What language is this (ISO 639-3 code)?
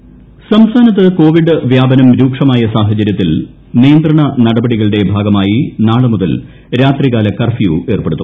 mal